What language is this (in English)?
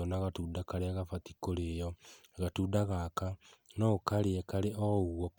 Kikuyu